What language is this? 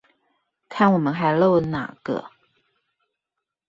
Chinese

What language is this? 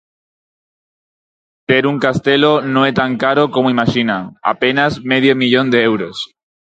Galician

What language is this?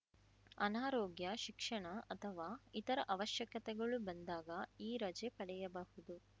Kannada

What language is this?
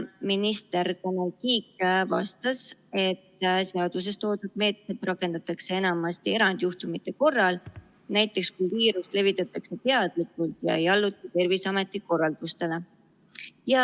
Estonian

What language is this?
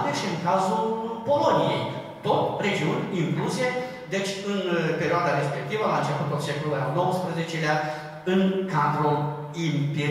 Romanian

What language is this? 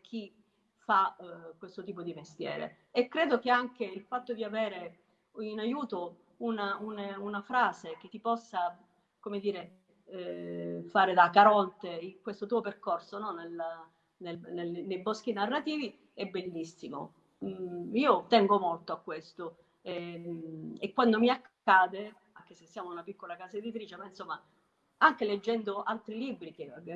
Italian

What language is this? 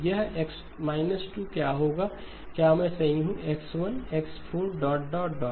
Hindi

